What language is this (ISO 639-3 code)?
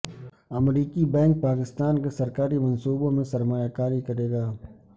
urd